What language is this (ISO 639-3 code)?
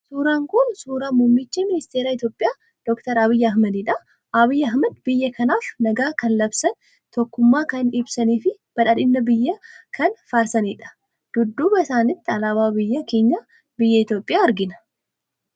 orm